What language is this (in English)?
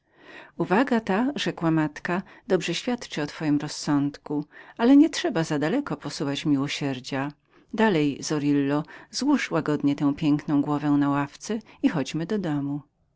Polish